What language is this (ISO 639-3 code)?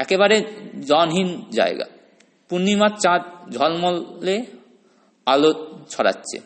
ben